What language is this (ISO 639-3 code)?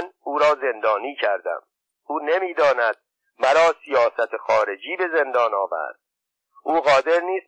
fas